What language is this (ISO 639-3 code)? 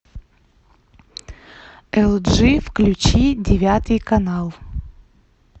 rus